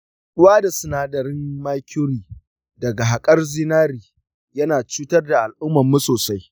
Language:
Hausa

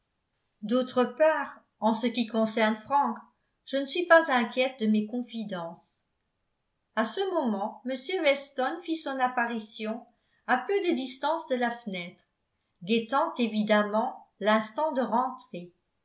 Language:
French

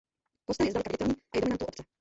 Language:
Czech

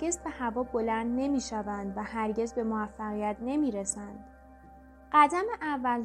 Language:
Persian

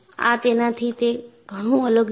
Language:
Gujarati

